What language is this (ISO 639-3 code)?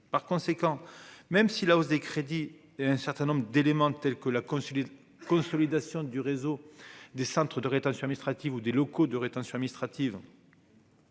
fra